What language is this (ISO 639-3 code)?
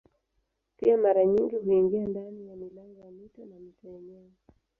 swa